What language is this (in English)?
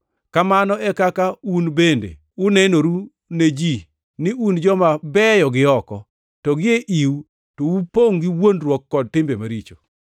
Luo (Kenya and Tanzania)